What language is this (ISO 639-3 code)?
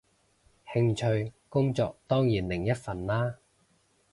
yue